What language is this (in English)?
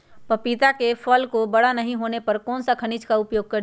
Magahi